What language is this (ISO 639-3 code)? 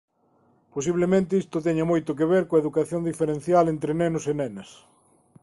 glg